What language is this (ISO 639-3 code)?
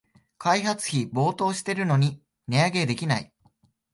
jpn